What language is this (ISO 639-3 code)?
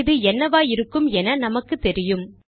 tam